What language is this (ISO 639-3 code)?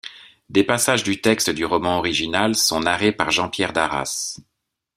fra